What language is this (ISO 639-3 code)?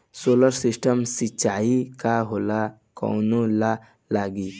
bho